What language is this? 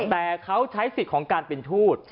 Thai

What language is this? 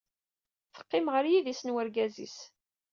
Kabyle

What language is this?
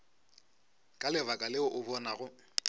Northern Sotho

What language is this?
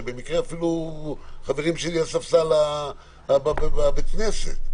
Hebrew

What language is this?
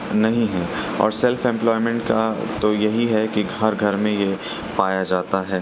Urdu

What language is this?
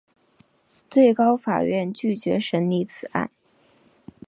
Chinese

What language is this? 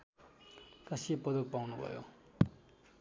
Nepali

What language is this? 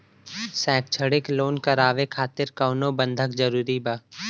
Bhojpuri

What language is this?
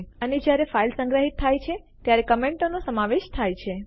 Gujarati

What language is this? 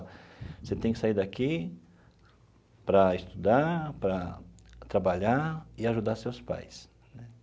Portuguese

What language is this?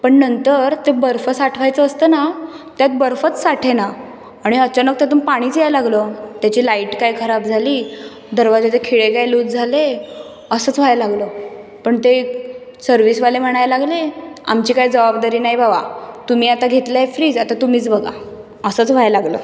Marathi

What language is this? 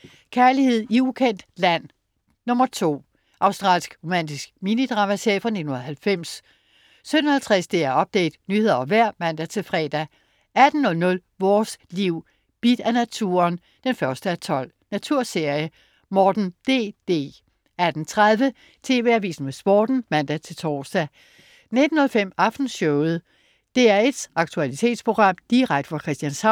Danish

